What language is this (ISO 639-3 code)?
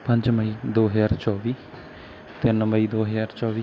pan